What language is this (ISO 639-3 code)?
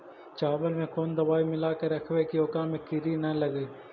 mag